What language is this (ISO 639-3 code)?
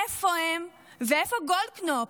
heb